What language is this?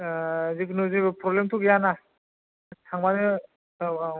Bodo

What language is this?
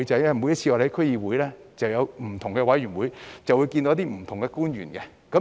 Cantonese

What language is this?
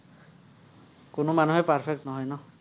Assamese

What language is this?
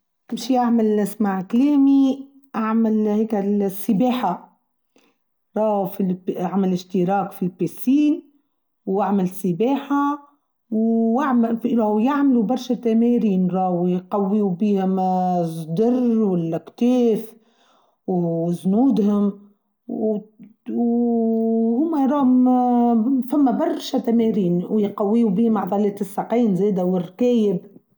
Tunisian Arabic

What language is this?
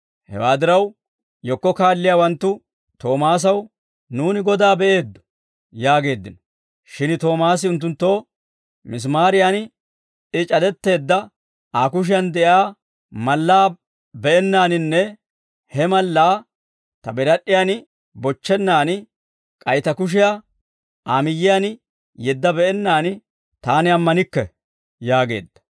Dawro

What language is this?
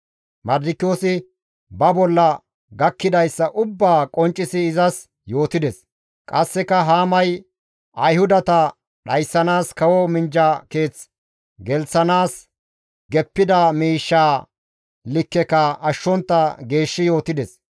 Gamo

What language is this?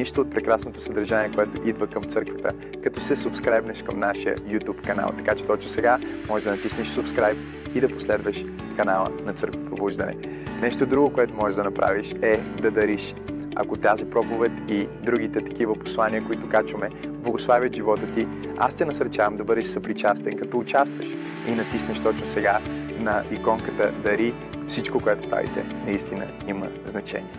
Bulgarian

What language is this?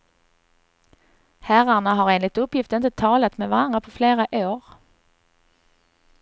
Swedish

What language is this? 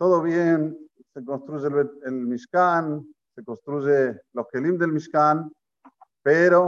Spanish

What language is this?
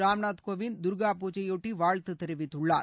Tamil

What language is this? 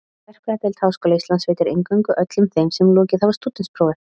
Icelandic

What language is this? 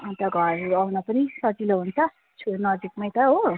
Nepali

